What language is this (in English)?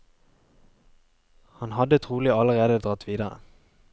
Norwegian